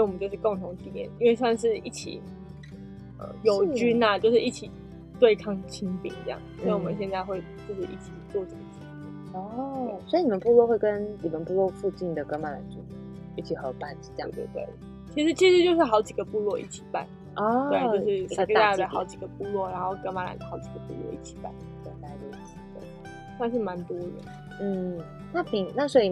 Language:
Chinese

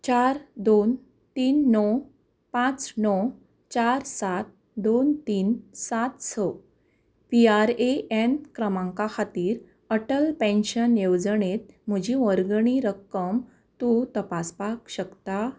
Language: Konkani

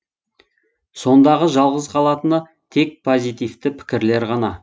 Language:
Kazakh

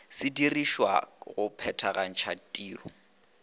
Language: Northern Sotho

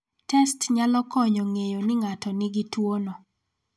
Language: Luo (Kenya and Tanzania)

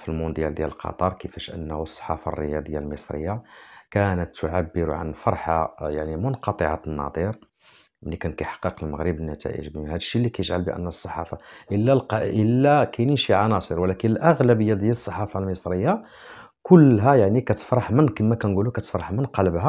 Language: Arabic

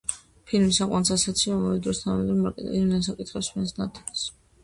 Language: Georgian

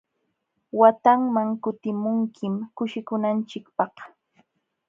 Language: Jauja Wanca Quechua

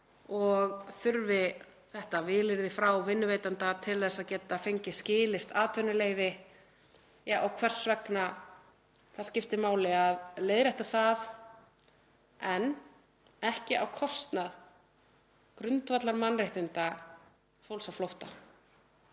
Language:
Icelandic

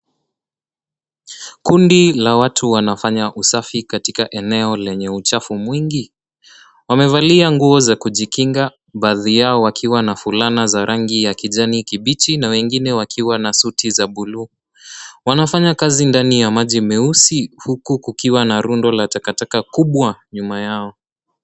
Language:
Swahili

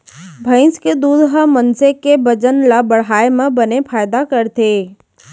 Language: Chhattisgarhi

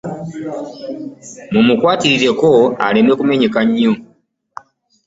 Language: Ganda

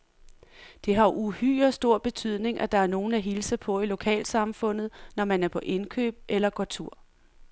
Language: Danish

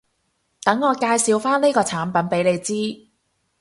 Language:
Cantonese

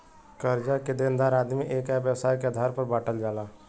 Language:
Bhojpuri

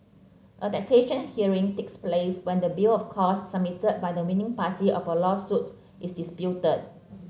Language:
English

